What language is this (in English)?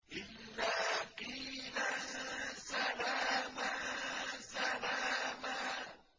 Arabic